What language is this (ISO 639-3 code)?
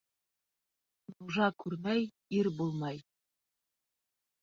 bak